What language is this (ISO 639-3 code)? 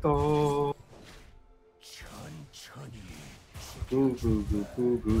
kor